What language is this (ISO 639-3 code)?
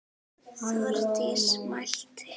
isl